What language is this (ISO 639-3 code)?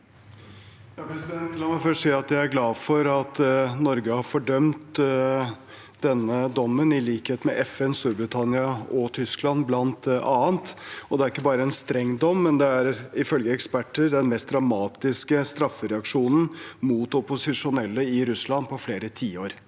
nor